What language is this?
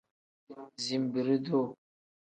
Tem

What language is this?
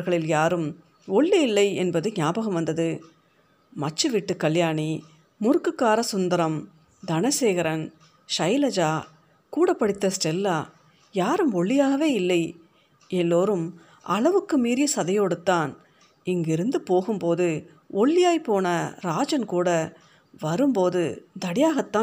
Tamil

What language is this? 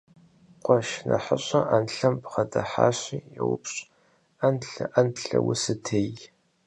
Kabardian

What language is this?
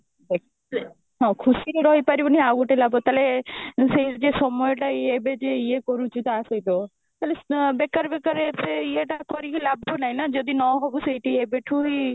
Odia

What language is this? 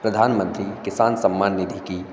Hindi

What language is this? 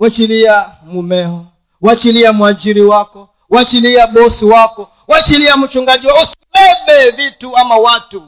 Swahili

